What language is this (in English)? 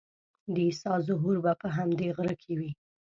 Pashto